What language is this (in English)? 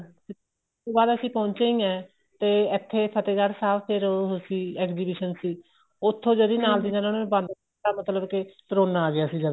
Punjabi